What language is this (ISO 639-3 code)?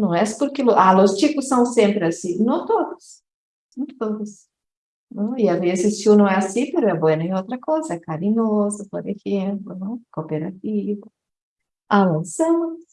por